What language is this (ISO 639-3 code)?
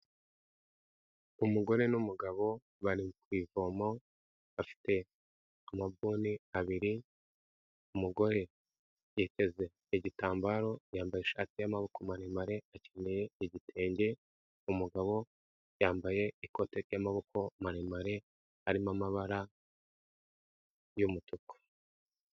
kin